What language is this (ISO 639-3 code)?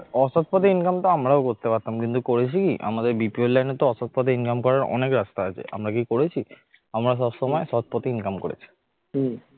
ben